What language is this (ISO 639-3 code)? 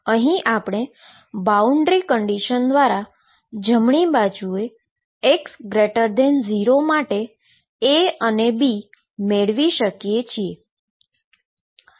guj